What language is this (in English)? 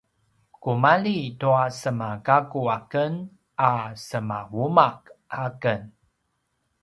Paiwan